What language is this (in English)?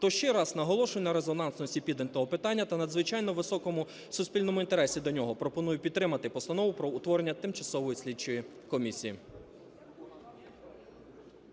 Ukrainian